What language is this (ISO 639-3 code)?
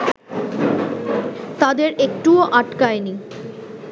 ben